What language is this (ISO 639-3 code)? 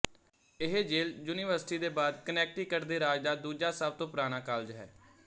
pan